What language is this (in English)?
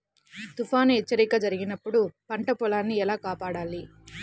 Telugu